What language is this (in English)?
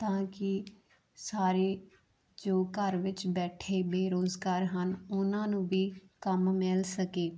Punjabi